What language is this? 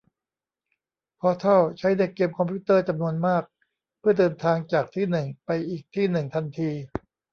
Thai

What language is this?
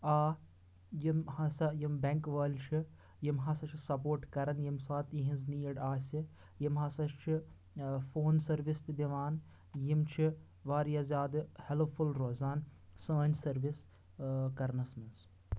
Kashmiri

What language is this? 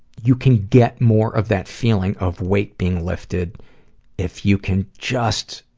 English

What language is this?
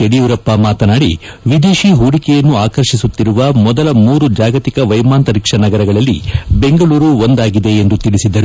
Kannada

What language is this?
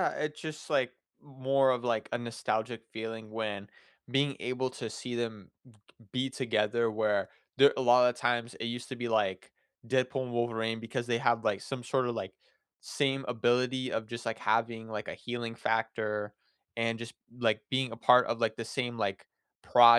English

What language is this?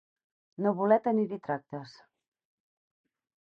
Catalan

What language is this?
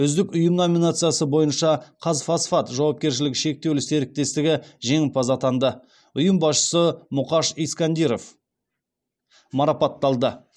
Kazakh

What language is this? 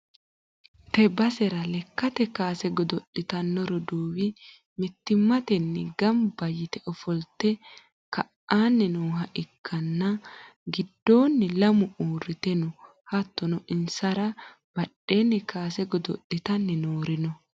Sidamo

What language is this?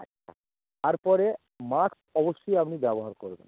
Bangla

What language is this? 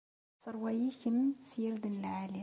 Kabyle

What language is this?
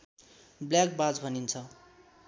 Nepali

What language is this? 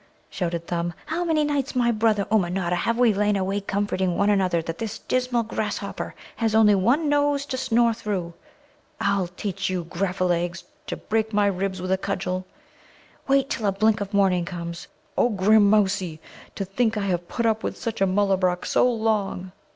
English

